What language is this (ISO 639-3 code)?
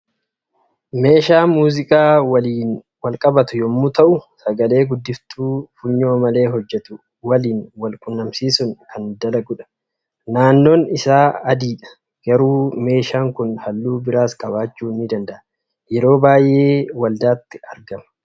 orm